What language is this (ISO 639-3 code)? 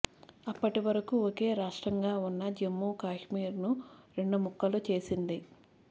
tel